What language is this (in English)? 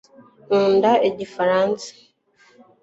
Kinyarwanda